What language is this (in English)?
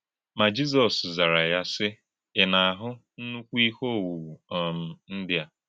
Igbo